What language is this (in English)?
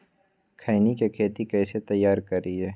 Magahi